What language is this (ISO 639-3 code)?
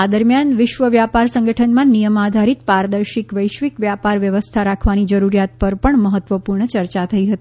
guj